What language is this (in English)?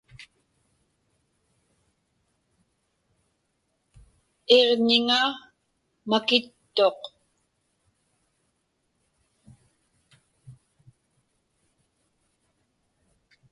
Inupiaq